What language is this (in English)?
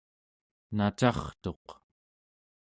Central Yupik